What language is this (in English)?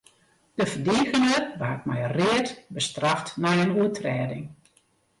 Western Frisian